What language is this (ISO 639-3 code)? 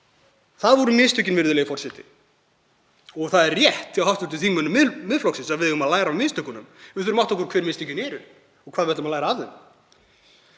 isl